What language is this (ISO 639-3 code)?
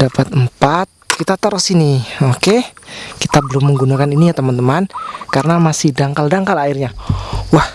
ind